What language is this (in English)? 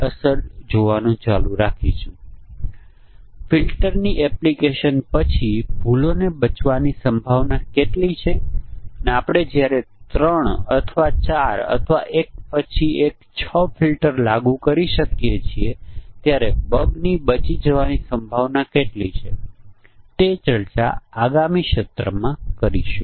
Gujarati